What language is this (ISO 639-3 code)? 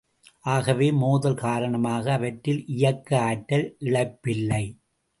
tam